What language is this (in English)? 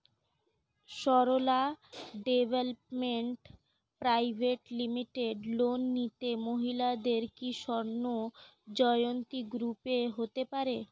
Bangla